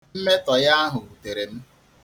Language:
Igbo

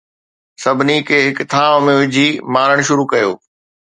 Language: Sindhi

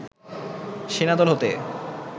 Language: Bangla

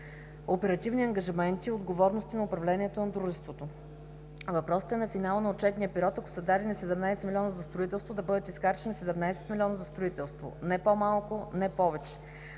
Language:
Bulgarian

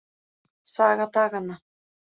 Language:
Icelandic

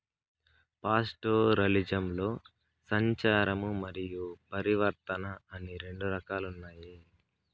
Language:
Telugu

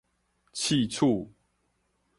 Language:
Min Nan Chinese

